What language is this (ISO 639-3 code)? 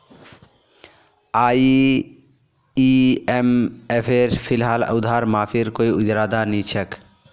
mag